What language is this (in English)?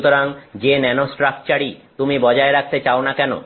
Bangla